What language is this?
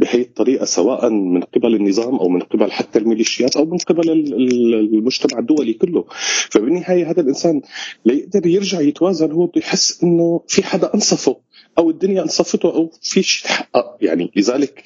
Arabic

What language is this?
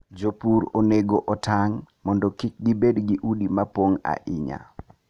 Luo (Kenya and Tanzania)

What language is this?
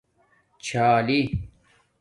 Domaaki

